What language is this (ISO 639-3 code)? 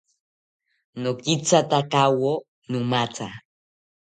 cpy